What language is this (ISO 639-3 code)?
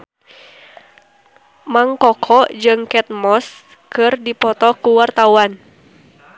sun